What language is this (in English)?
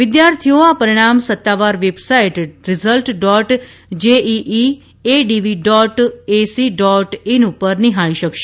Gujarati